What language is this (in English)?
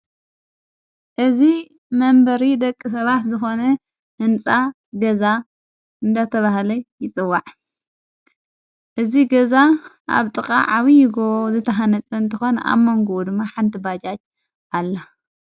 Tigrinya